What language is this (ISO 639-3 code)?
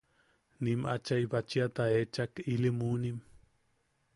yaq